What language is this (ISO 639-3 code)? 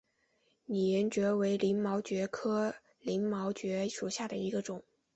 zho